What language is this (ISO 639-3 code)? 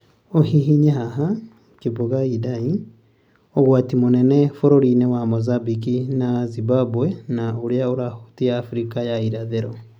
kik